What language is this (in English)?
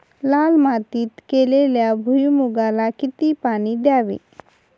Marathi